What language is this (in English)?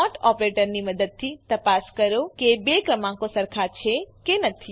Gujarati